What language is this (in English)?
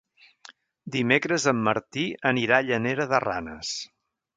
Catalan